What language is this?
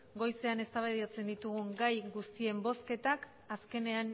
Basque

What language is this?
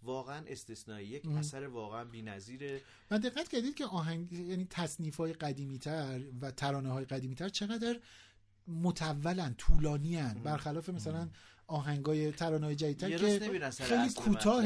Persian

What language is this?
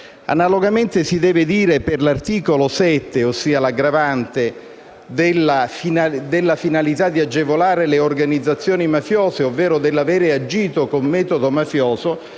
Italian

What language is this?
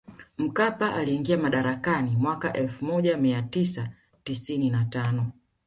Swahili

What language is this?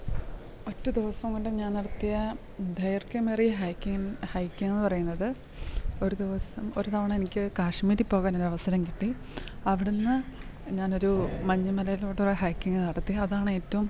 Malayalam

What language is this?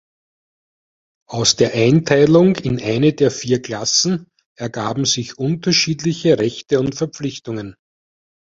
German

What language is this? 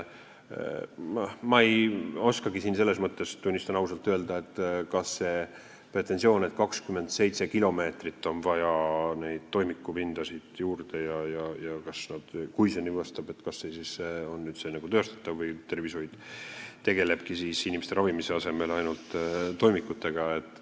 Estonian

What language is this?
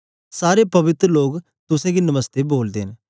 Dogri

